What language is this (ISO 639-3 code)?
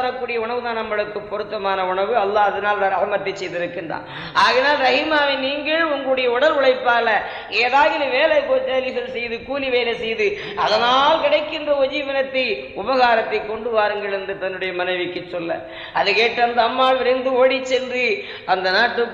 tam